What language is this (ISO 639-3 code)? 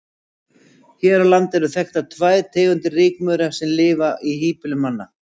isl